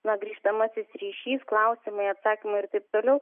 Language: Lithuanian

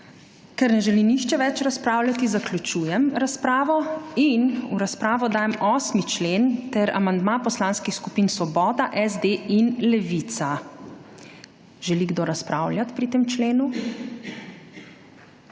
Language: Slovenian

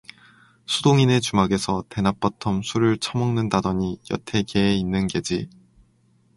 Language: Korean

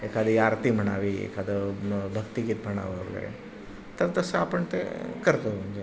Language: Marathi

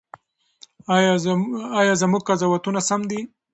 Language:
Pashto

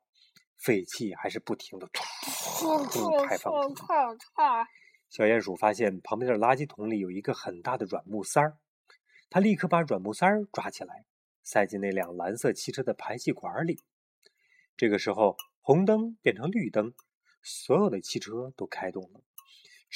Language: Chinese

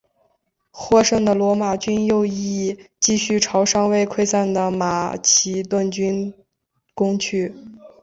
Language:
Chinese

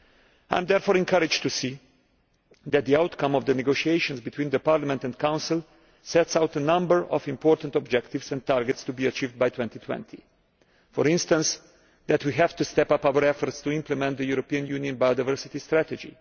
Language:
English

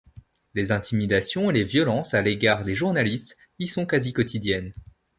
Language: French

